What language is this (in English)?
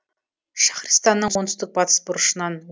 Kazakh